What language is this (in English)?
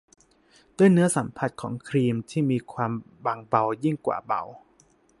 Thai